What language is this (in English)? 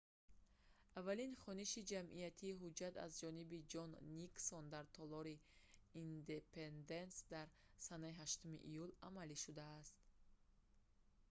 Tajik